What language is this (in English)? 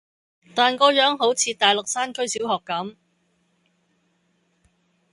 Cantonese